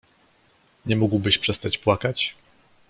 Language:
Polish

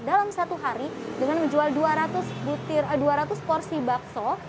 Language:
Indonesian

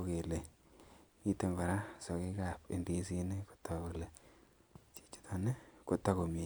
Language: Kalenjin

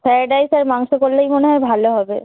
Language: Bangla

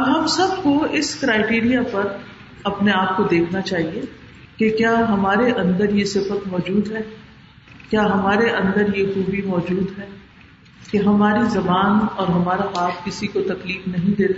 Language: Urdu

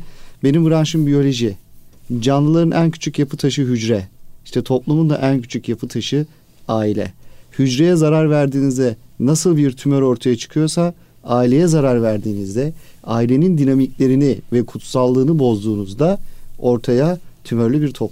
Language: Turkish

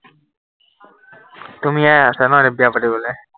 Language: Assamese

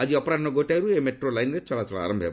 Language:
Odia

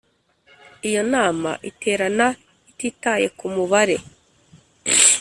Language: Kinyarwanda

